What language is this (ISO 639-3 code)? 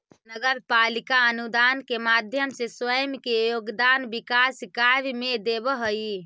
mag